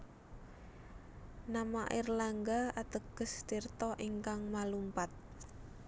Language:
Javanese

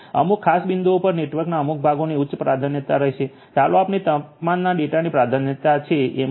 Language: Gujarati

